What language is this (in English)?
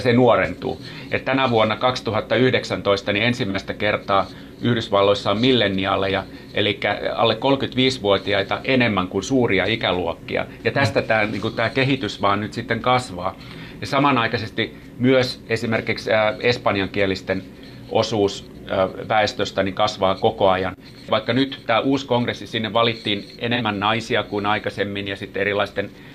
Finnish